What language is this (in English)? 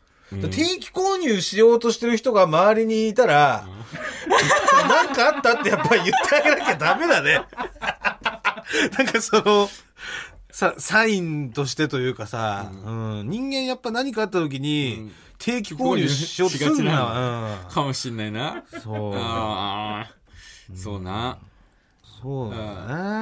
Japanese